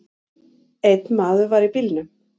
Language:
Icelandic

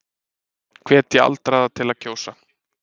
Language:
Icelandic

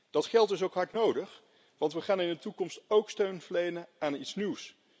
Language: Dutch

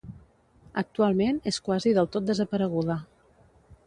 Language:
Catalan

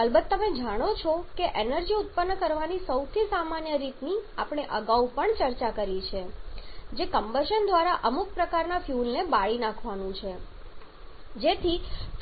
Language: Gujarati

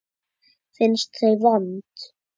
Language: Icelandic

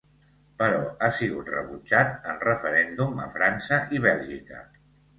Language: Catalan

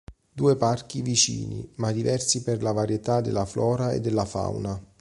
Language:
Italian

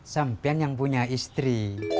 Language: Indonesian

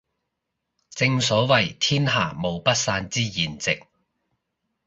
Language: Cantonese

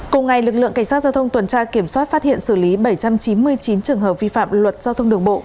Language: Vietnamese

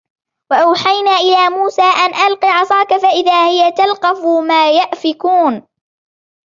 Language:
Arabic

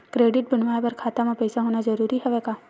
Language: Chhattisgarhi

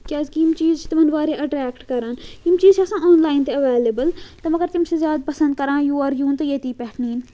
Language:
Kashmiri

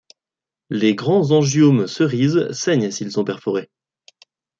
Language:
French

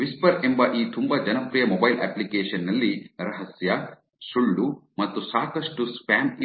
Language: Kannada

